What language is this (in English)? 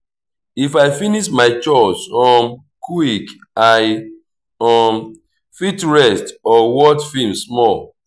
Nigerian Pidgin